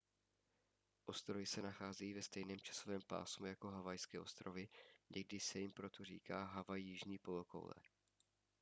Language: Czech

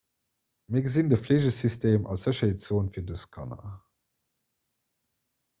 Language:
Luxembourgish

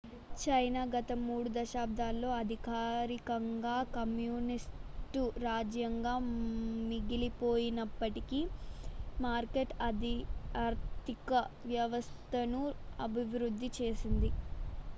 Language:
Telugu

